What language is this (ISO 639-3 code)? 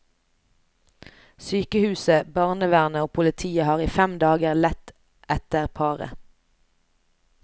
nor